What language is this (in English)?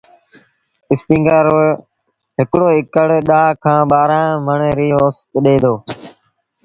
Sindhi Bhil